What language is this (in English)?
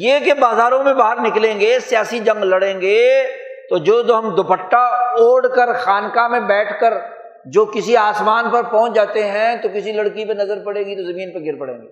Urdu